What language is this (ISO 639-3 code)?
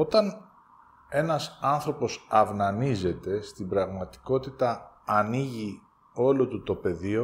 ell